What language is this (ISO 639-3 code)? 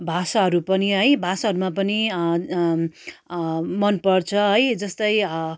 nep